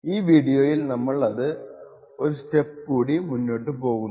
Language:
Malayalam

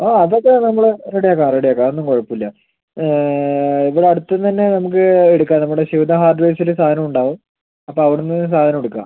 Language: Malayalam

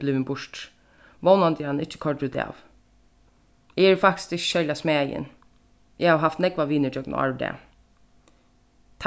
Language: Faroese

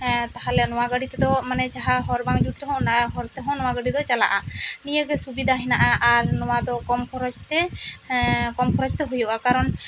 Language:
Santali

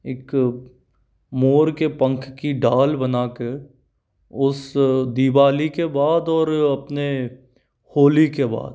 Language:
Hindi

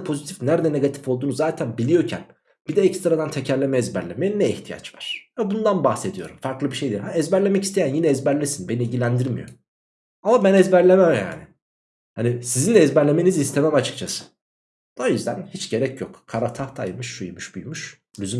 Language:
Turkish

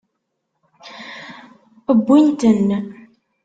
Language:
Kabyle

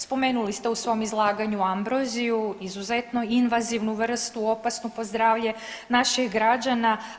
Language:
Croatian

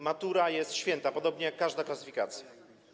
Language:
Polish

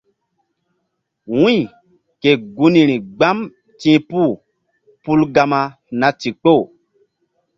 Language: Mbum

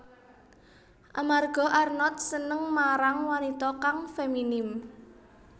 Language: Javanese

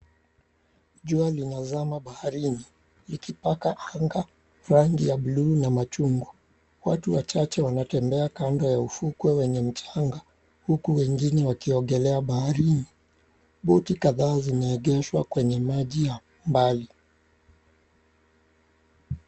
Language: Swahili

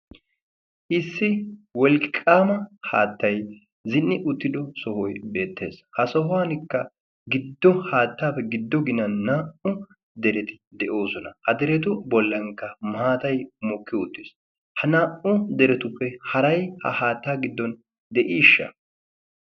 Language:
Wolaytta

